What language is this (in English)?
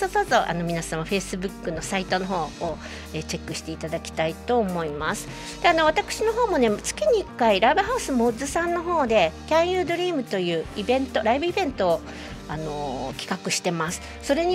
Japanese